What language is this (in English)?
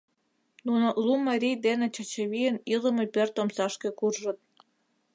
Mari